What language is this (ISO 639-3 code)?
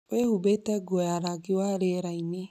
kik